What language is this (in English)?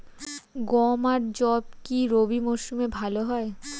Bangla